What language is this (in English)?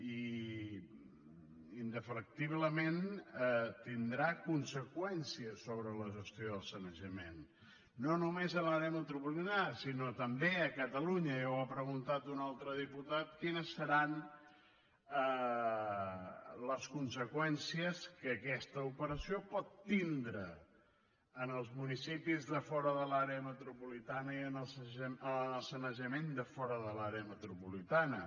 Catalan